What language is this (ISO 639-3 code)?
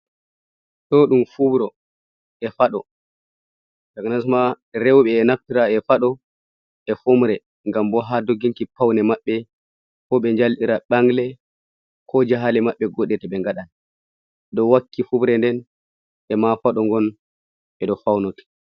ful